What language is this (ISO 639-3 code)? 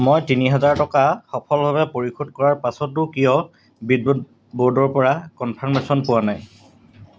asm